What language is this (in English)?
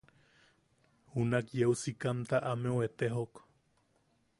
Yaqui